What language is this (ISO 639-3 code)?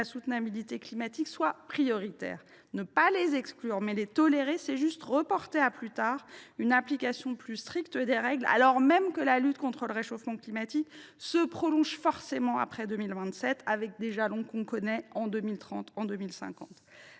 fra